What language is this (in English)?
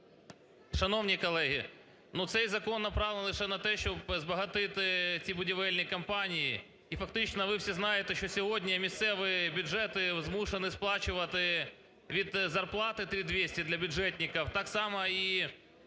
Ukrainian